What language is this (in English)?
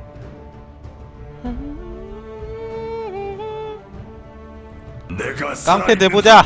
Korean